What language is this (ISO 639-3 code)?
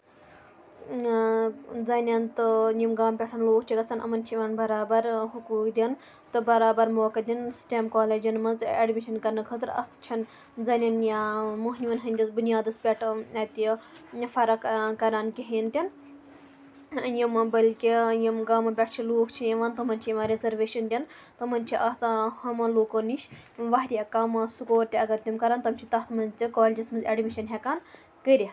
kas